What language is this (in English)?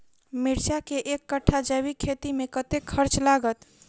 Maithili